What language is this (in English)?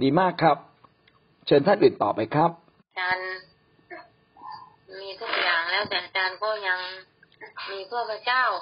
Thai